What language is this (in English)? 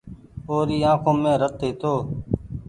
Goaria